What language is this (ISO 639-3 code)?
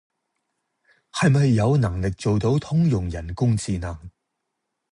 yue